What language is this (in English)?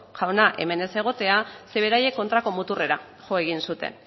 Basque